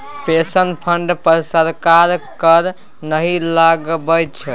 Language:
Maithili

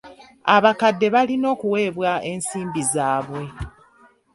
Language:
Ganda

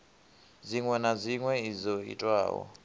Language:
Venda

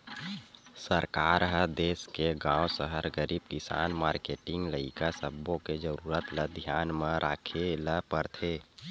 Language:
Chhattisgarhi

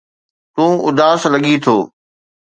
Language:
Sindhi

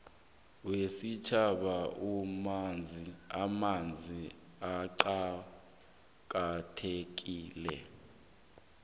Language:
South Ndebele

